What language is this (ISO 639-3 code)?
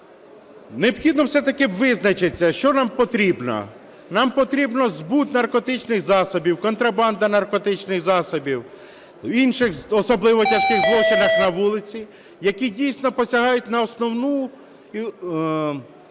ukr